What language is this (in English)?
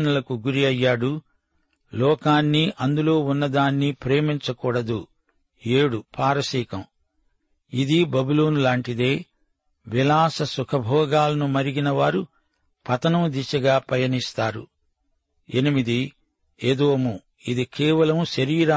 Telugu